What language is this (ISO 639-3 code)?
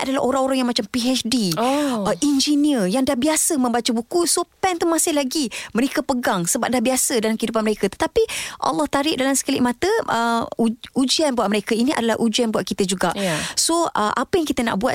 msa